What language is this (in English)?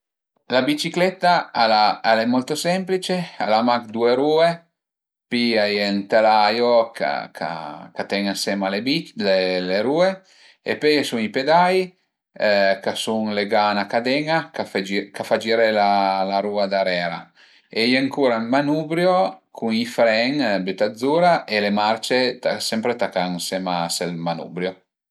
Piedmontese